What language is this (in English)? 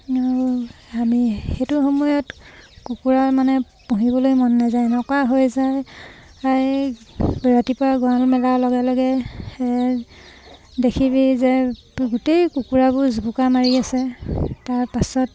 Assamese